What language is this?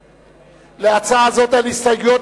Hebrew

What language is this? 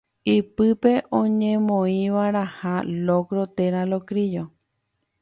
Guarani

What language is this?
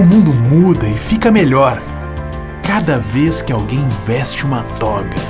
Portuguese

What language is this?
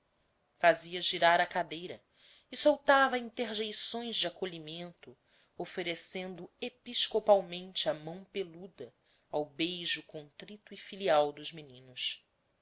Portuguese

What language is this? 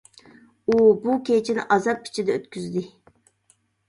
Uyghur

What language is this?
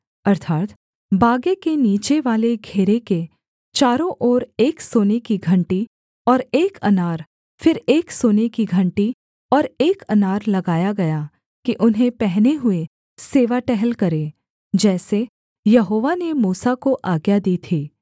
Hindi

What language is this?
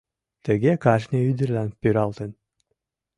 Mari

